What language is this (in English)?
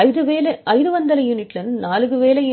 Telugu